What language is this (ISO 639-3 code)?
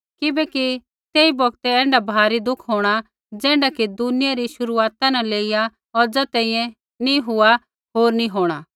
kfx